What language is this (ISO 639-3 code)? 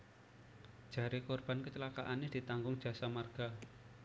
jav